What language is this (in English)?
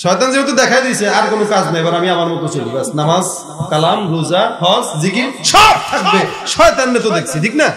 Turkish